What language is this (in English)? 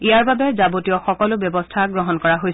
Assamese